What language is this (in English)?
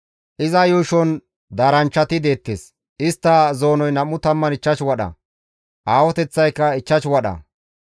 Gamo